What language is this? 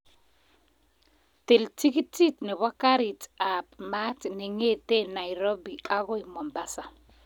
Kalenjin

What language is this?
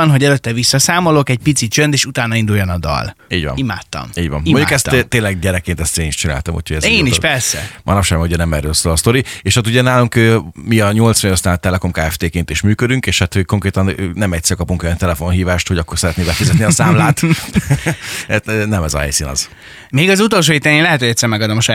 Hungarian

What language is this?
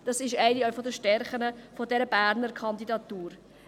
Swiss German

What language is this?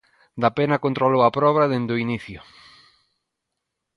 Galician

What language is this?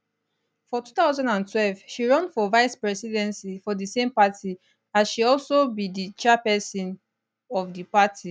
Nigerian Pidgin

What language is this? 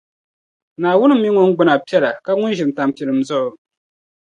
Dagbani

